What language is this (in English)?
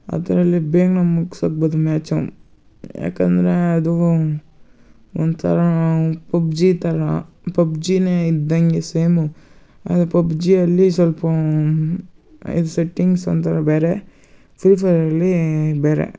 Kannada